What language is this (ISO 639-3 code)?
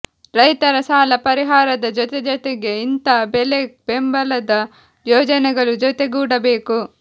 kan